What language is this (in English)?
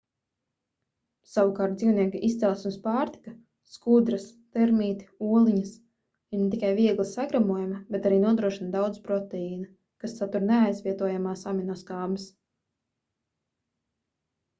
Latvian